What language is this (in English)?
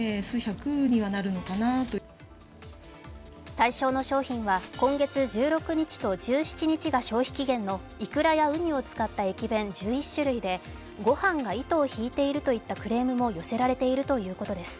Japanese